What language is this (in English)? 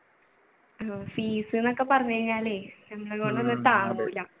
Malayalam